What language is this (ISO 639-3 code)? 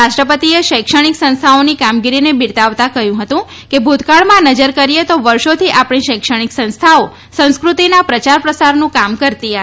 guj